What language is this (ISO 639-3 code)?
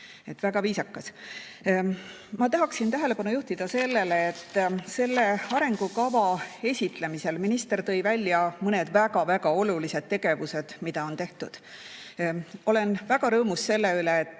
est